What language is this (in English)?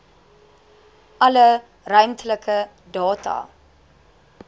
Afrikaans